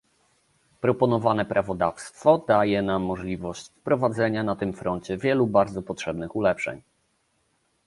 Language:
Polish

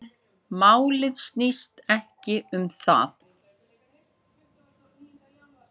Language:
Icelandic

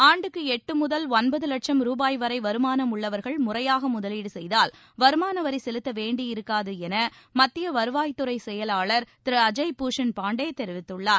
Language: Tamil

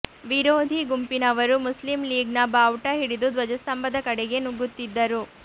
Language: Kannada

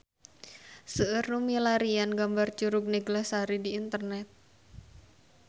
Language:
Sundanese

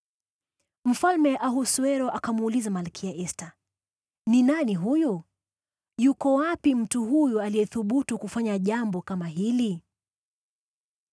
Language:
Swahili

